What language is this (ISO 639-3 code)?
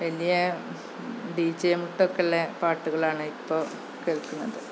mal